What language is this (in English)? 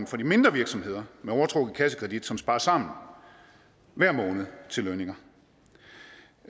Danish